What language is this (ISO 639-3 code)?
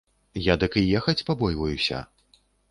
bel